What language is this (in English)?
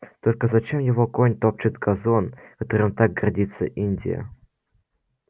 Russian